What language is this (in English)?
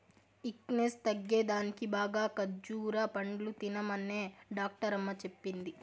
Telugu